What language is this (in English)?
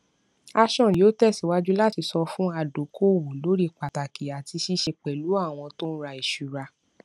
Yoruba